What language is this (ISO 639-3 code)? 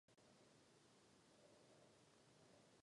ces